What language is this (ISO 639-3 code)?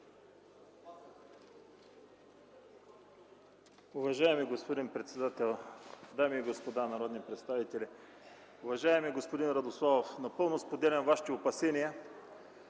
bul